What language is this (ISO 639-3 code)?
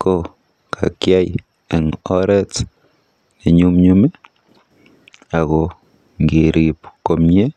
kln